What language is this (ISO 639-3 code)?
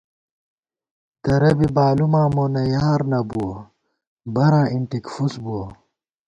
gwt